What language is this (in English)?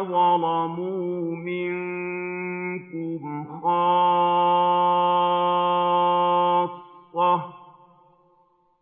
Arabic